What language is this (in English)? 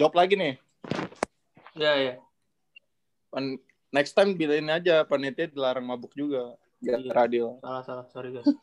Indonesian